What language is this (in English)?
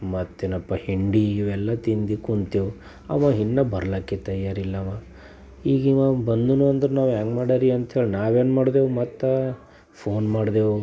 Kannada